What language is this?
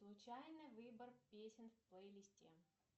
Russian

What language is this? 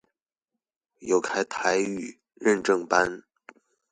Chinese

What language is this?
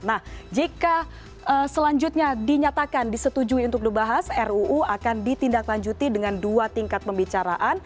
Indonesian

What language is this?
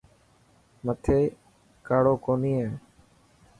Dhatki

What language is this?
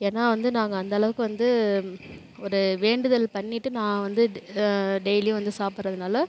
Tamil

